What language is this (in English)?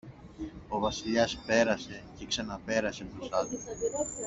Greek